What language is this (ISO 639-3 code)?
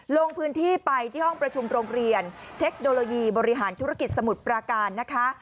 tha